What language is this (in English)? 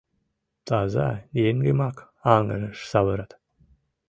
Mari